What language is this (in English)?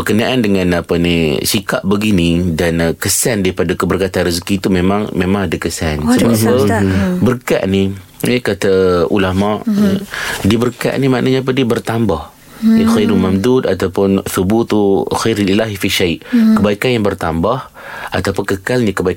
Malay